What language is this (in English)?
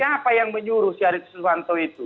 Indonesian